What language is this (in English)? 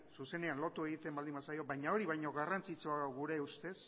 Basque